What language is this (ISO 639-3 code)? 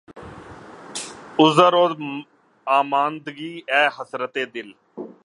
urd